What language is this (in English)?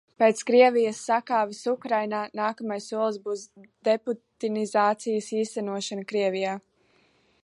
Latvian